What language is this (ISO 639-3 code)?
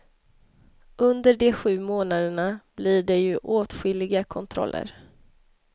swe